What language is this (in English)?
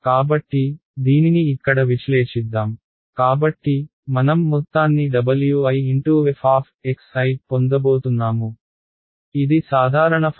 Telugu